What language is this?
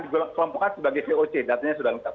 Indonesian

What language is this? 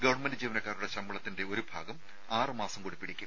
Malayalam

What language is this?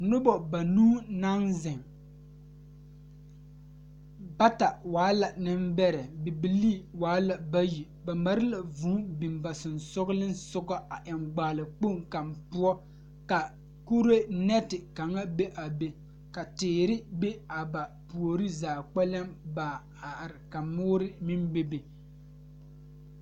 Southern Dagaare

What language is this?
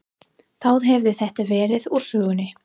Icelandic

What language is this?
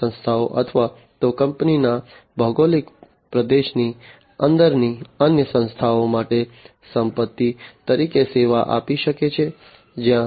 Gujarati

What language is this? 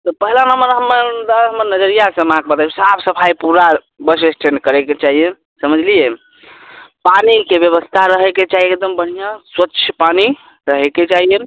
Maithili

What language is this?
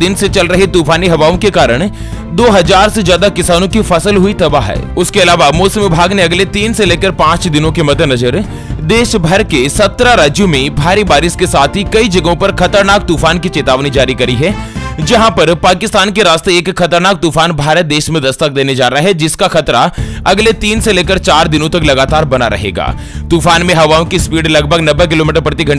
Hindi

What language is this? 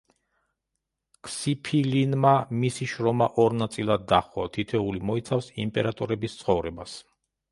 Georgian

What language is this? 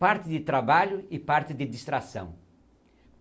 Portuguese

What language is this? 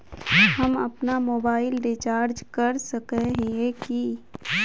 Magahi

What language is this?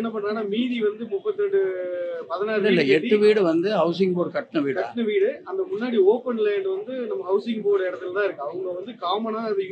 Tamil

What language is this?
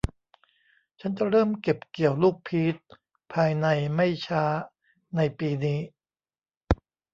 Thai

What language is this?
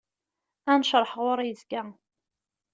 Kabyle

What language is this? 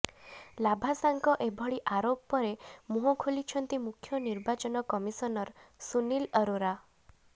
Odia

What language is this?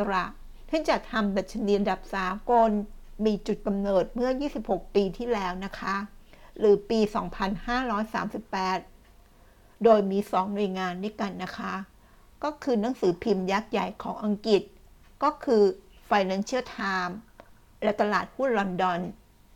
Thai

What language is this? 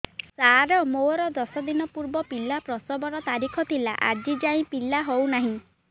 Odia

